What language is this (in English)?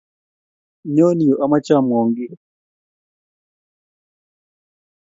Kalenjin